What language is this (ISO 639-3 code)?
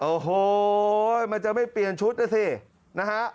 tha